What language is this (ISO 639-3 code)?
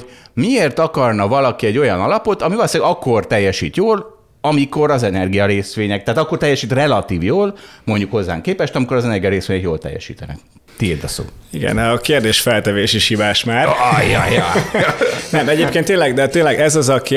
hun